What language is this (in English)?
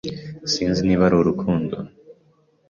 Kinyarwanda